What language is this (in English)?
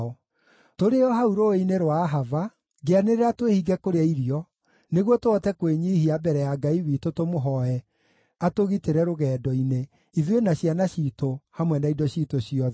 Kikuyu